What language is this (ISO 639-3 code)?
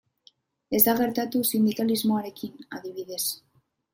eus